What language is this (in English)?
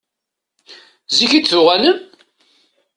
Kabyle